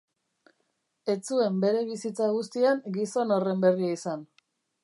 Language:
Basque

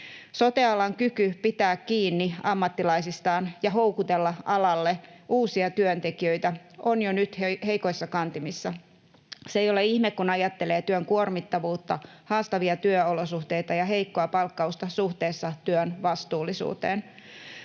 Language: Finnish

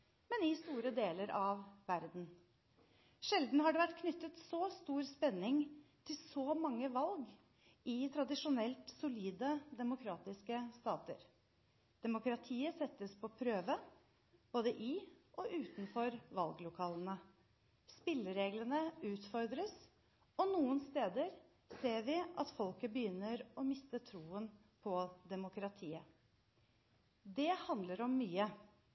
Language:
Norwegian Bokmål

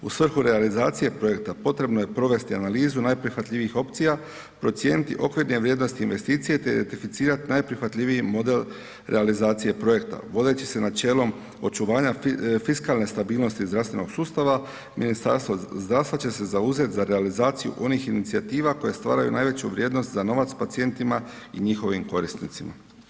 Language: Croatian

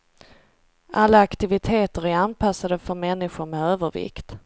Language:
Swedish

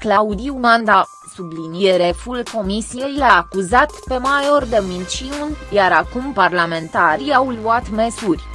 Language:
Romanian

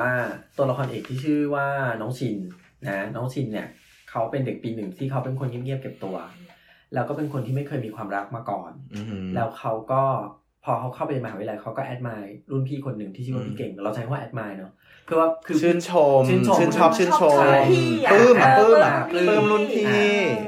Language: Thai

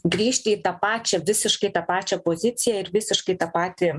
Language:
Lithuanian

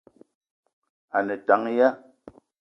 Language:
Eton (Cameroon)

